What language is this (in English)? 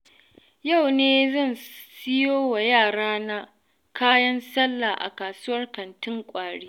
Hausa